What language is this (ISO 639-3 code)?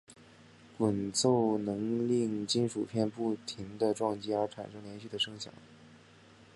zho